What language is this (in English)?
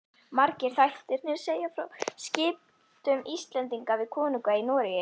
Icelandic